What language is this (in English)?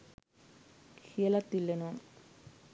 Sinhala